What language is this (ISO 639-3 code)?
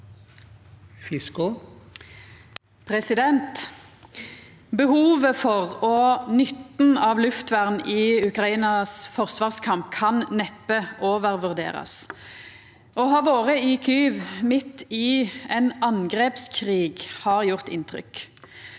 nor